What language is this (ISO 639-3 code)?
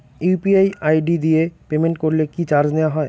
ben